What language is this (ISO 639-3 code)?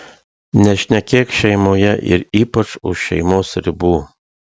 lit